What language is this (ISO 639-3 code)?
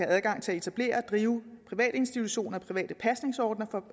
dan